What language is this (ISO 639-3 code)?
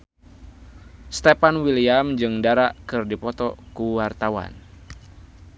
sun